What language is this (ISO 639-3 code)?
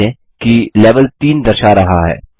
hin